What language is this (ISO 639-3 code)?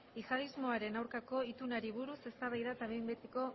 eus